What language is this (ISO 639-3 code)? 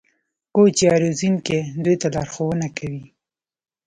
pus